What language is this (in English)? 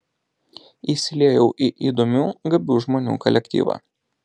Lithuanian